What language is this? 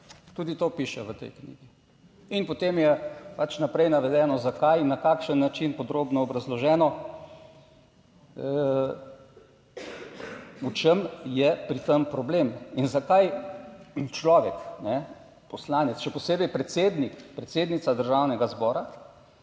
Slovenian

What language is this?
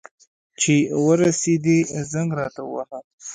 Pashto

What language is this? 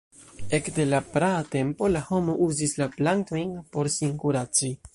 Esperanto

